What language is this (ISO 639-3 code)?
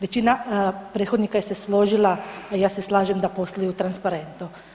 hrv